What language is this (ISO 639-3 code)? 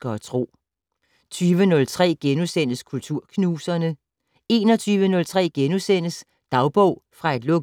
dan